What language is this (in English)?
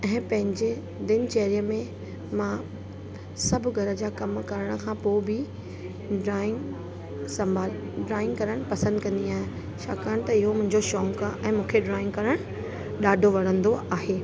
Sindhi